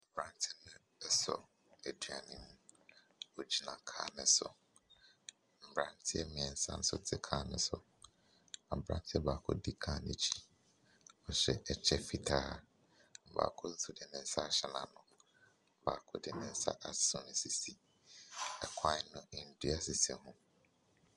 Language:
Akan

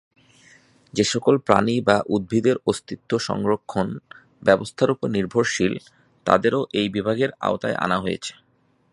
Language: Bangla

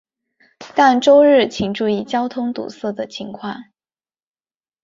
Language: Chinese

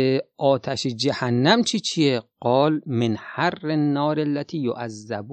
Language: Persian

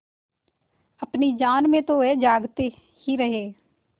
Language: Hindi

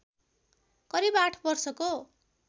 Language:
Nepali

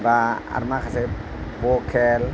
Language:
Bodo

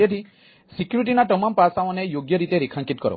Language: Gujarati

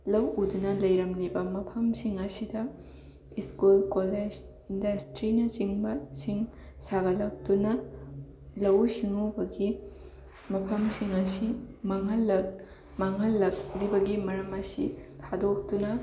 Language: Manipuri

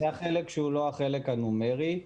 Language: Hebrew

